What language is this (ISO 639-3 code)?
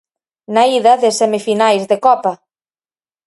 glg